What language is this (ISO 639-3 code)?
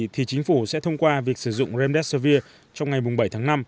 vie